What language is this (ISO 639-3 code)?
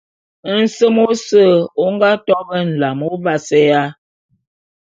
bum